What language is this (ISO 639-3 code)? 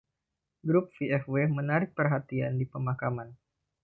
ind